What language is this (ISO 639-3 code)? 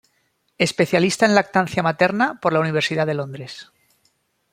spa